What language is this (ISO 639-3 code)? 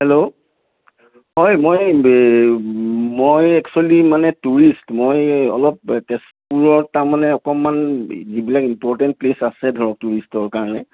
asm